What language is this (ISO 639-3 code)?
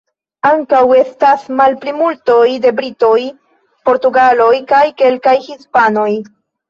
epo